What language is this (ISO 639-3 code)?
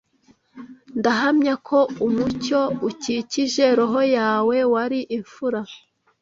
kin